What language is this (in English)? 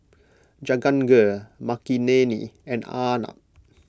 English